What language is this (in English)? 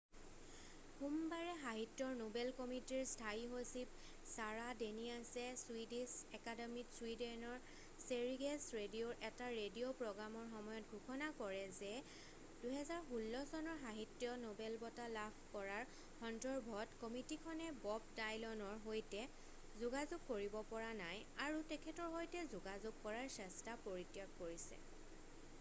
Assamese